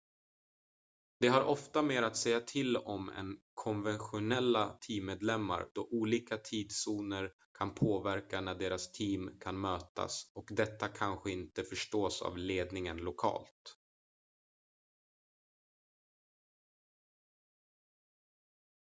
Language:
Swedish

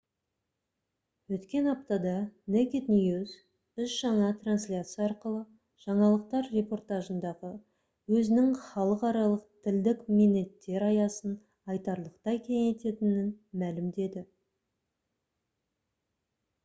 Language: Kazakh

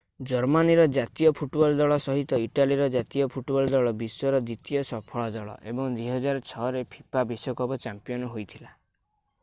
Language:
Odia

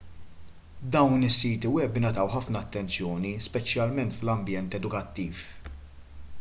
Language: Maltese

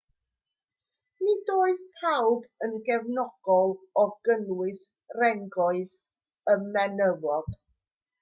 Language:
Welsh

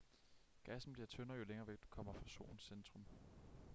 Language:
Danish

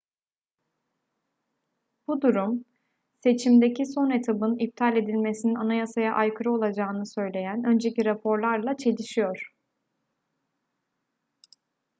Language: Turkish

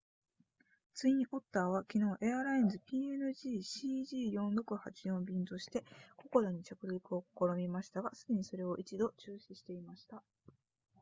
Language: Japanese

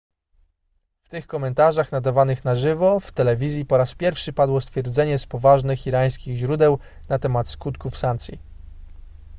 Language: Polish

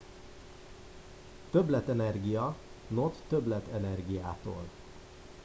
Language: Hungarian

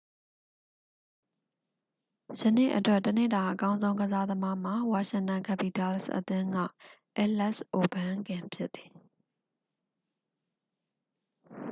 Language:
Burmese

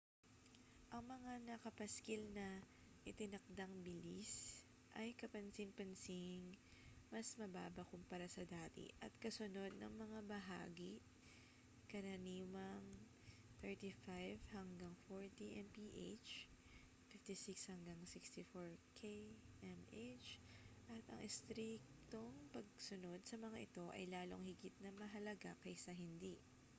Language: Filipino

